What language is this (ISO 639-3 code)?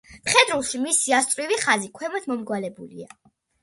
kat